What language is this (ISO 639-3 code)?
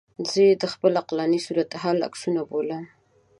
pus